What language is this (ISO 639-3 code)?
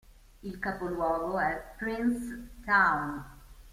ita